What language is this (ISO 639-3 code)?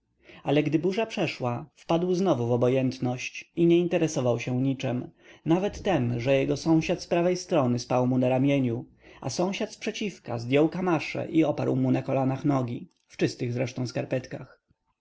pol